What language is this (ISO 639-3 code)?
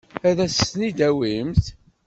kab